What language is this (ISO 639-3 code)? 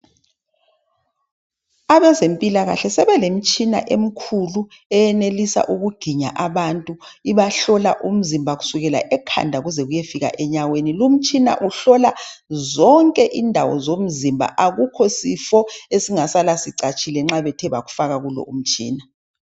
nde